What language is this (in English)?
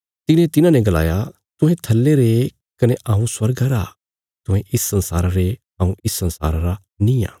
Bilaspuri